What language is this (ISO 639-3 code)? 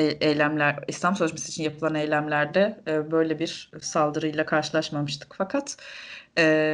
tur